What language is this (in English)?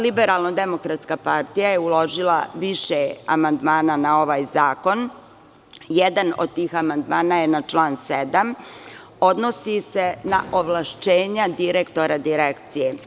Serbian